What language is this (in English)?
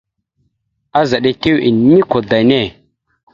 Mada (Cameroon)